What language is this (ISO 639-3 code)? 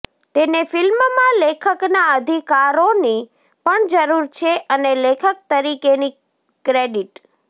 guj